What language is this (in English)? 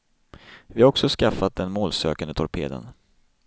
Swedish